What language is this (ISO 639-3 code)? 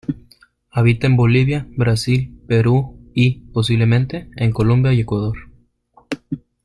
spa